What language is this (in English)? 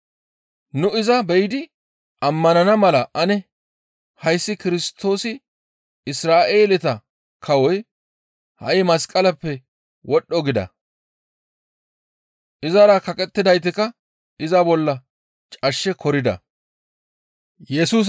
Gamo